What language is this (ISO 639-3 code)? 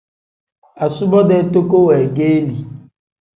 kdh